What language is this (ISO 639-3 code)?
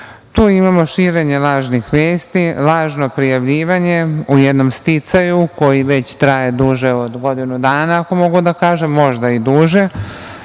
srp